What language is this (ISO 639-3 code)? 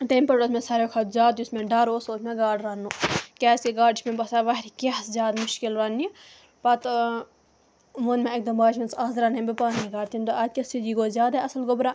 kas